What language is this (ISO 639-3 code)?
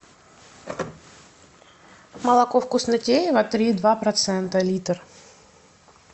rus